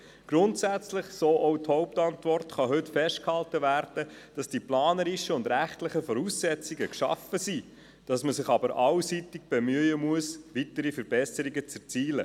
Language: Swiss German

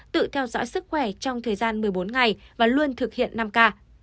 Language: Vietnamese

